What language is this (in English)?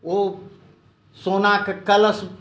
Maithili